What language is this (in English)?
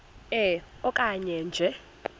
Xhosa